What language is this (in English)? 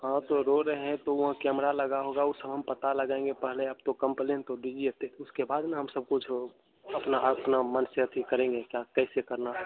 Hindi